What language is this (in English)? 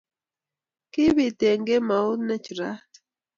Kalenjin